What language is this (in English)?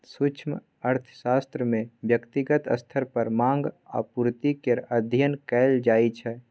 Maithili